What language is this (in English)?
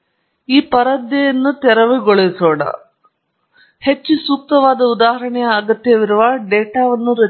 Kannada